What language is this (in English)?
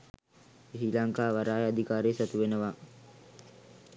Sinhala